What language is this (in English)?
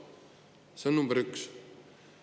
Estonian